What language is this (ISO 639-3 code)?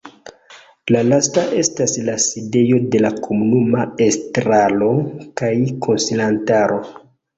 epo